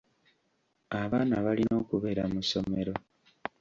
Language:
Ganda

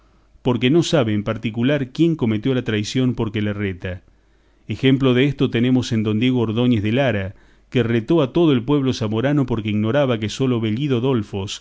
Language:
Spanish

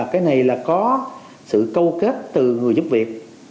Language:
Vietnamese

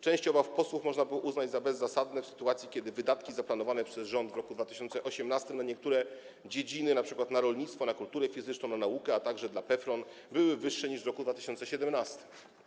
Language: Polish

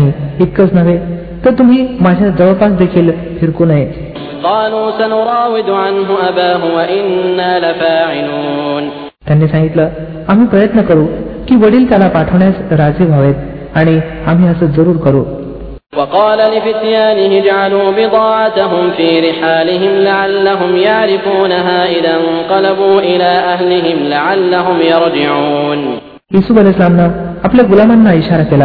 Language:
Marathi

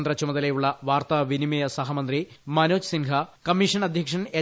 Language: Malayalam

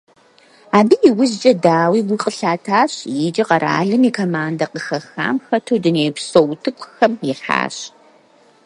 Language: Kabardian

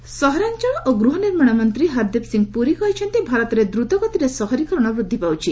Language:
Odia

